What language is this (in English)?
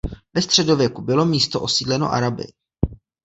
Czech